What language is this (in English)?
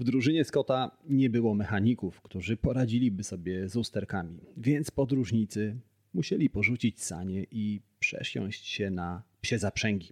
Polish